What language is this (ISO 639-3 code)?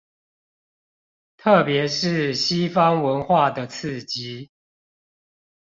zho